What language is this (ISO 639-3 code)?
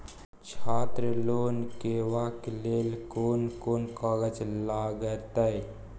mai